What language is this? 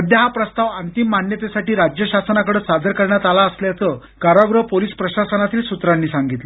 Marathi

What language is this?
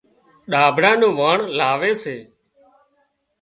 Wadiyara Koli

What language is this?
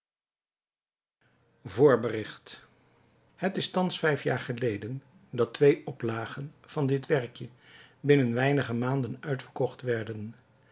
Dutch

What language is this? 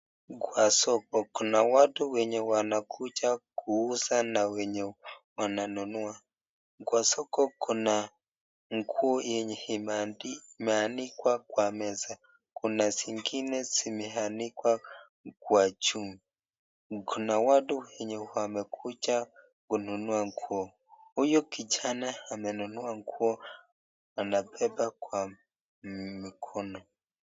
Swahili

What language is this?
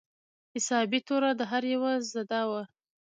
Pashto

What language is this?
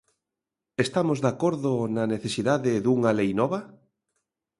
Galician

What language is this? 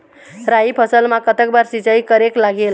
Chhattisgarhi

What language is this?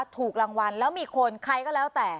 Thai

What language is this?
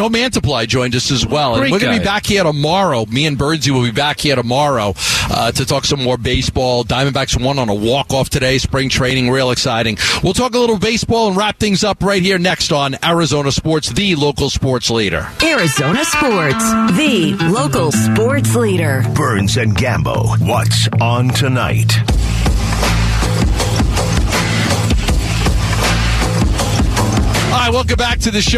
English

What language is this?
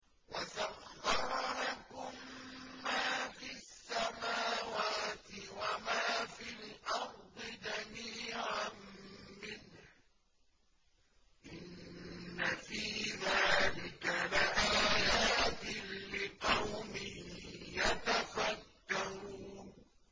Arabic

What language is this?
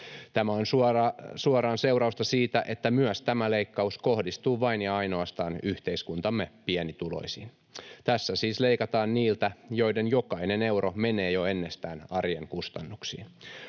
Finnish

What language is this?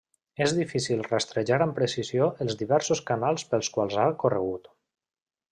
Catalan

